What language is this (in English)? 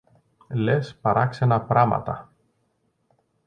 Greek